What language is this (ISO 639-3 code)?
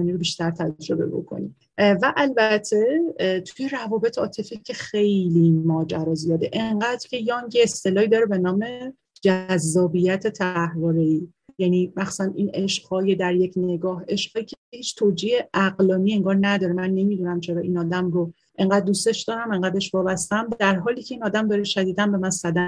fas